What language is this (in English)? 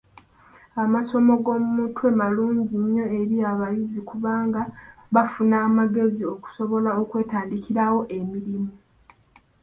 Ganda